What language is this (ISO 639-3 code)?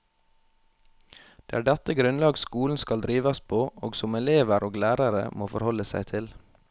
nor